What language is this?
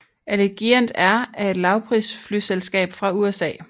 Danish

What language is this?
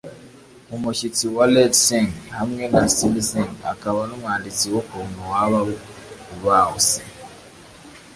Kinyarwanda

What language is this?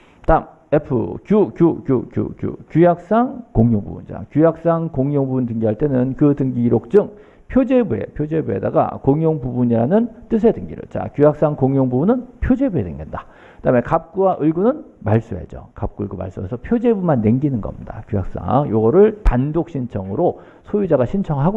Korean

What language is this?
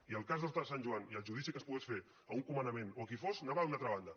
Catalan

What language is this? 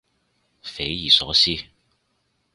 Cantonese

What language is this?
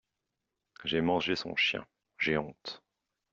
French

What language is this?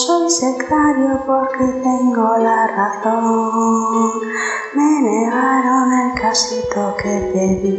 Spanish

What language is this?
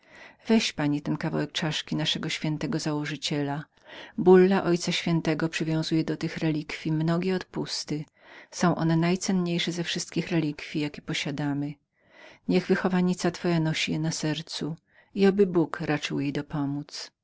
Polish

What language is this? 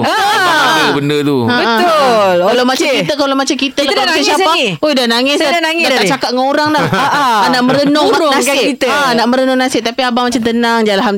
Malay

